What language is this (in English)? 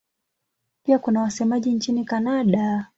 Swahili